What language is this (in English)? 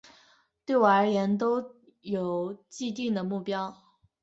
Chinese